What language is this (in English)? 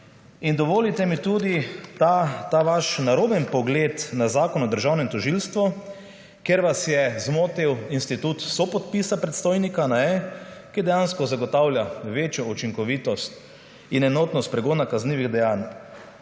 Slovenian